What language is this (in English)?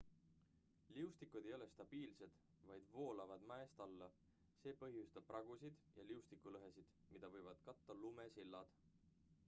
Estonian